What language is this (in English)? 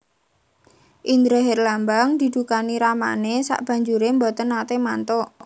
Javanese